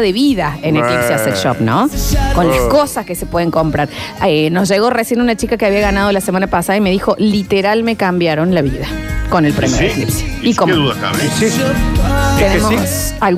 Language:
Spanish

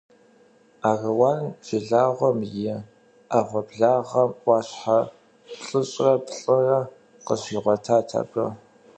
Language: Kabardian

